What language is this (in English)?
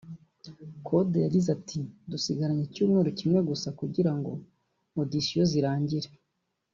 Kinyarwanda